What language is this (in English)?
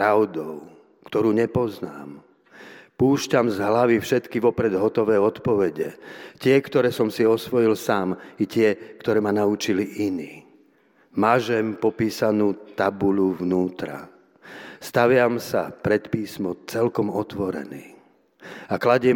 Slovak